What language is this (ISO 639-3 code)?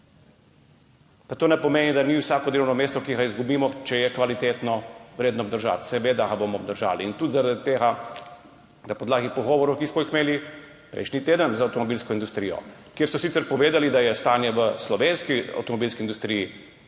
slv